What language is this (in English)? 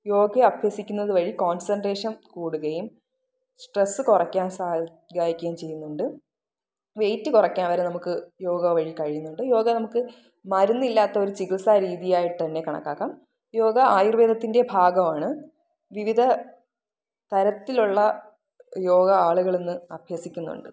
Malayalam